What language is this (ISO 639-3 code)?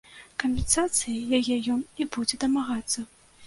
bel